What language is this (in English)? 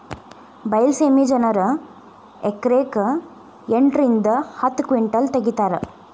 Kannada